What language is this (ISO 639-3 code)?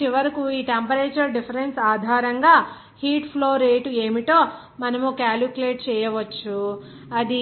tel